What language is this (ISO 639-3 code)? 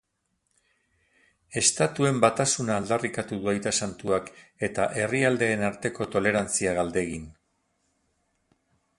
eus